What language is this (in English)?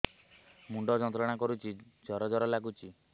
Odia